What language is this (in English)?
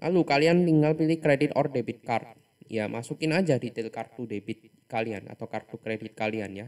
Indonesian